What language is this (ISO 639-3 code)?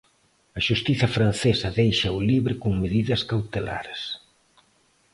glg